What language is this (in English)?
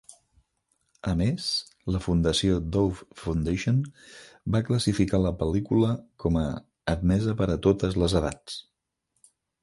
Catalan